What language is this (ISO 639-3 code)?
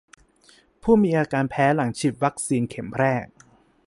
tha